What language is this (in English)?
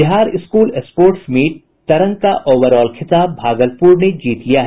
Hindi